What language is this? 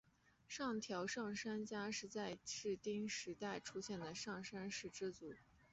Chinese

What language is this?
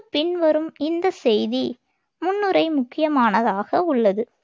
Tamil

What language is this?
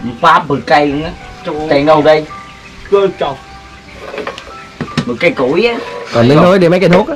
Vietnamese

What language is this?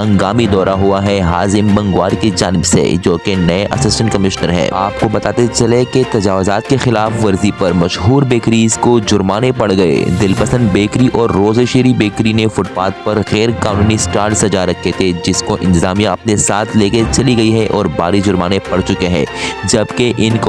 Urdu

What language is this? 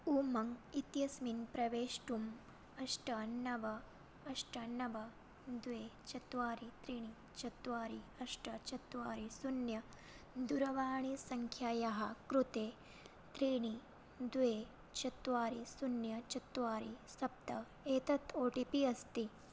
Sanskrit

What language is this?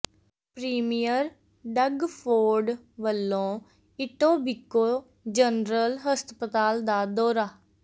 Punjabi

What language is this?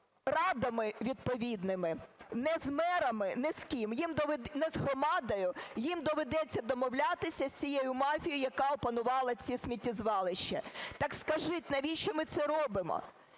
Ukrainian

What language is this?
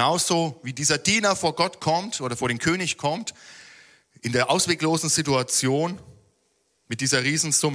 German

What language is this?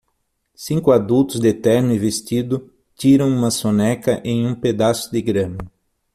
Portuguese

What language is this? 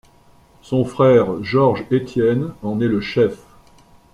French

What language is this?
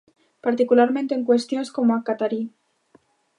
Galician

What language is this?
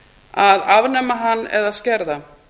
Icelandic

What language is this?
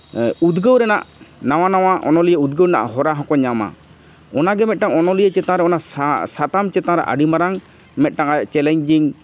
Santali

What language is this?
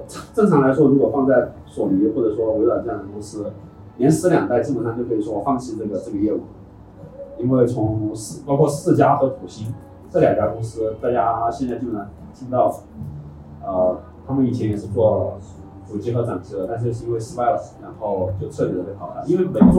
Chinese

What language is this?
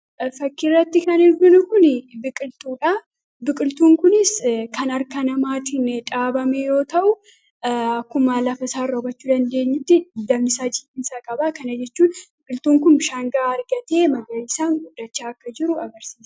Oromo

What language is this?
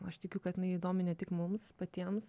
Lithuanian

